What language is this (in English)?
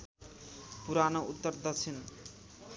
Nepali